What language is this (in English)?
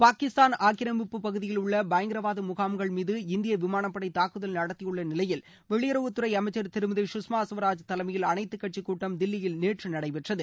Tamil